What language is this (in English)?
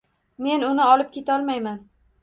Uzbek